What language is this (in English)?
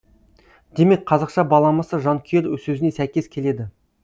Kazakh